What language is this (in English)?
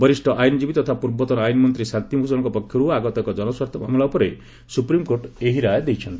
Odia